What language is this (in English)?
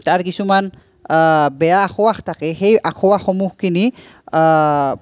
Assamese